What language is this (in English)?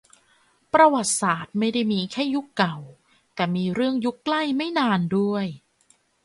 Thai